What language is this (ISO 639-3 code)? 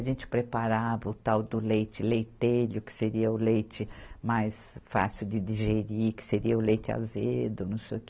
por